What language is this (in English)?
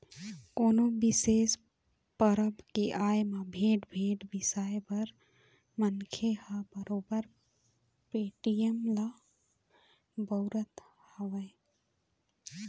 Chhattisgarhi